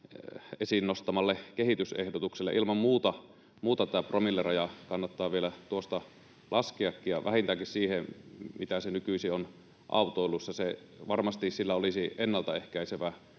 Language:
Finnish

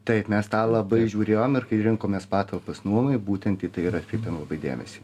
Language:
Lithuanian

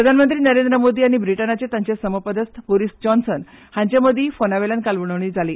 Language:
Konkani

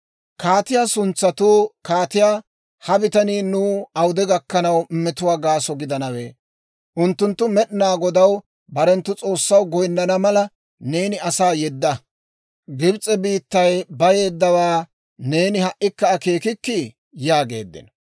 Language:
Dawro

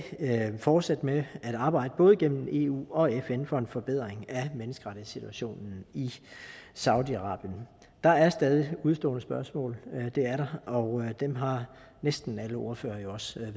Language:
Danish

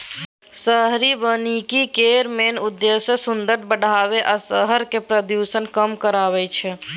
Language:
Maithili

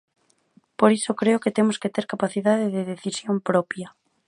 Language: Galician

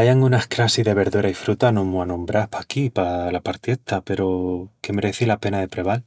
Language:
Extremaduran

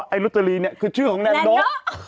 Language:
Thai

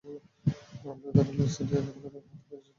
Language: Bangla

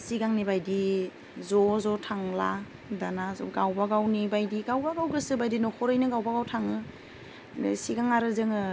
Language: Bodo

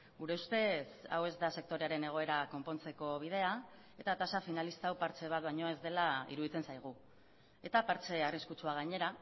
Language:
Basque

